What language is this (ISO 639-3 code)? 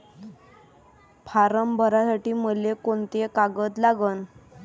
mar